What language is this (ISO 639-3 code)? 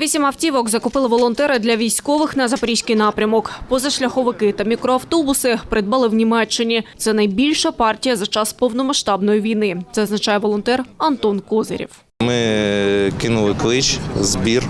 ukr